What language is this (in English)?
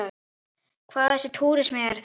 Icelandic